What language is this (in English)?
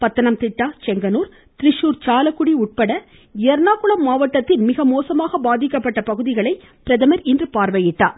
Tamil